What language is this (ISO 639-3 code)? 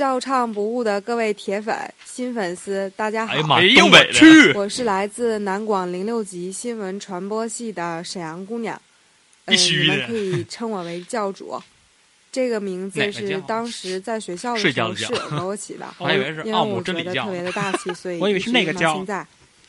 zho